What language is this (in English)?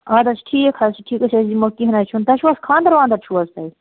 Kashmiri